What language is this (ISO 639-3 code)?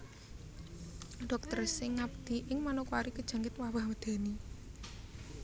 jav